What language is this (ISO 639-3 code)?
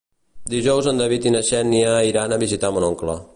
cat